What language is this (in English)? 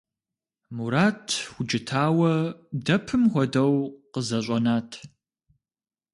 Kabardian